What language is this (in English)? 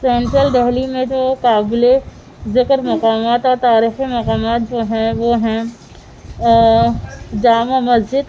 Urdu